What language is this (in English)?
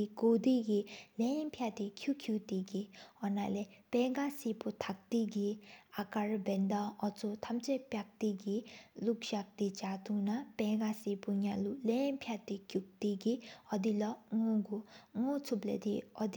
Sikkimese